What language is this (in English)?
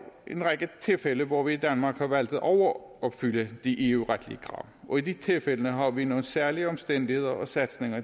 Danish